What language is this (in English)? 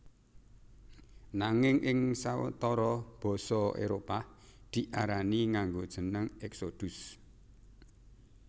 Javanese